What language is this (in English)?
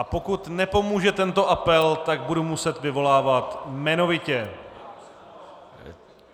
Czech